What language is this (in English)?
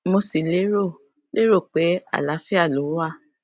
Yoruba